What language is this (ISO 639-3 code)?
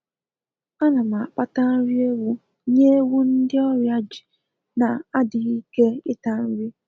ibo